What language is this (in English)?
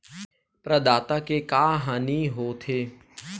Chhattisgarhi